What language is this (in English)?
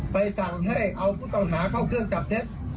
Thai